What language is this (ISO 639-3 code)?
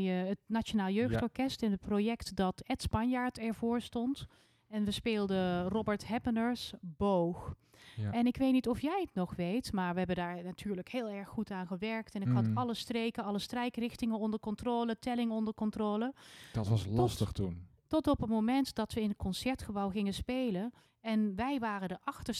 nld